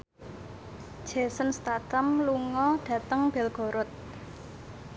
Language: Javanese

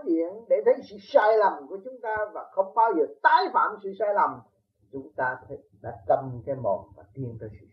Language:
Vietnamese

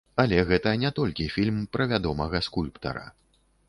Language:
Belarusian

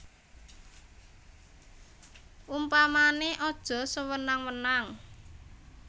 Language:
Javanese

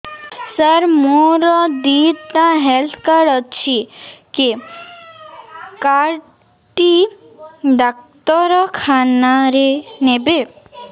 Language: Odia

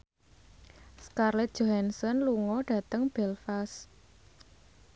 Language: Javanese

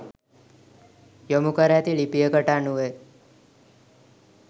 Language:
Sinhala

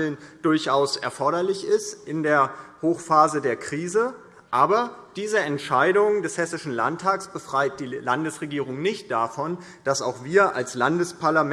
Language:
German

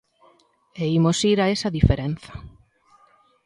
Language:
Galician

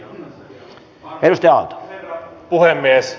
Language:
Finnish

